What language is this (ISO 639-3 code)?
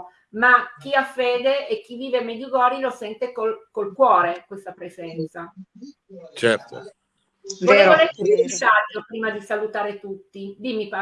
ita